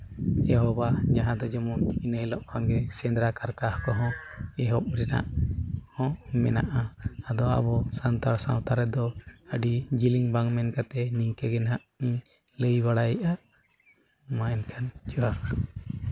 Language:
Santali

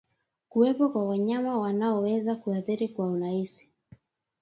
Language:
Swahili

